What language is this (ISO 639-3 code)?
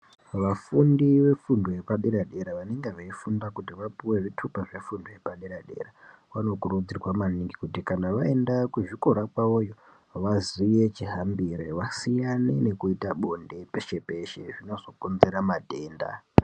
ndc